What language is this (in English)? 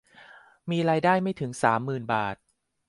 Thai